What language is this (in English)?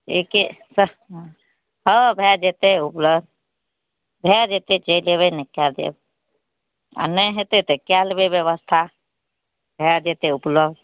Maithili